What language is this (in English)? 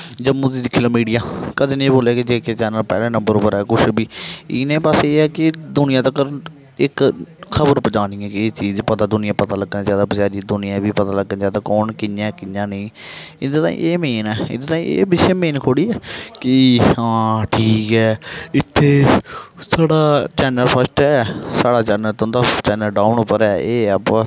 Dogri